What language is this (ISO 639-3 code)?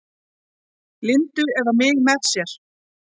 isl